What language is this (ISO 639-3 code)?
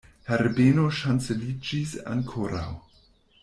epo